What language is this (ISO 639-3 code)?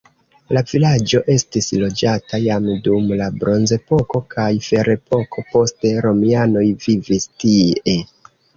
epo